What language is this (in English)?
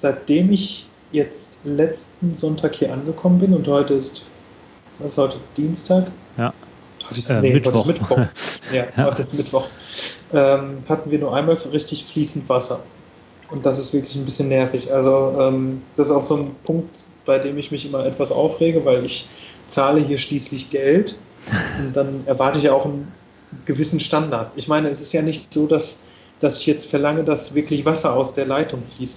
German